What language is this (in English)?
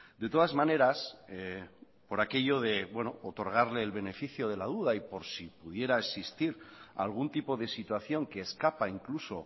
Spanish